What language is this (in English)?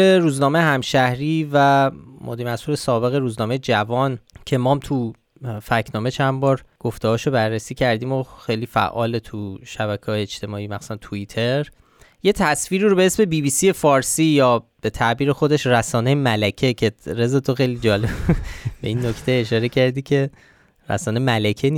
Persian